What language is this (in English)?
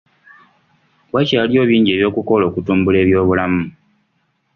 Ganda